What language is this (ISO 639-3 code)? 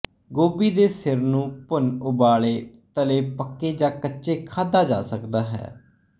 pan